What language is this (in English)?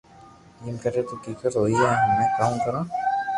Loarki